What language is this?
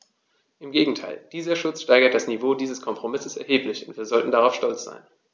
German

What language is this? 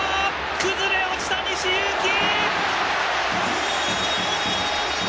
Japanese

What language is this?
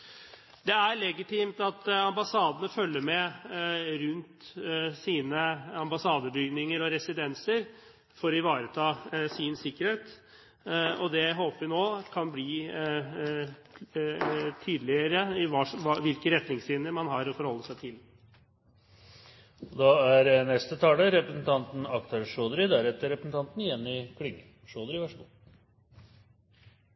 Norwegian Bokmål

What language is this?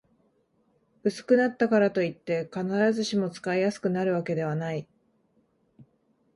Japanese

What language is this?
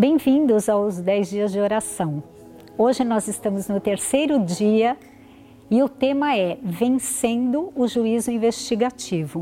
Portuguese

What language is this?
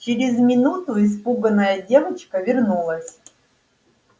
Russian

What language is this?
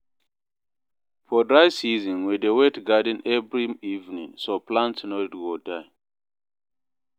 Nigerian Pidgin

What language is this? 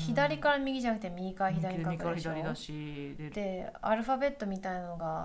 Japanese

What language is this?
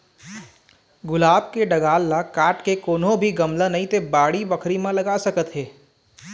Chhattisgarhi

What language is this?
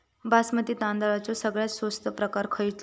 Marathi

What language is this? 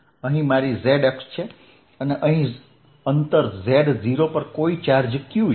Gujarati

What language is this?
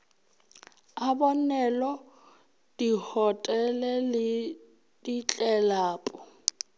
Northern Sotho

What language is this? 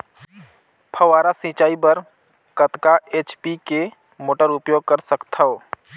Chhattisgarhi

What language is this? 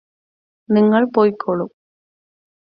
Malayalam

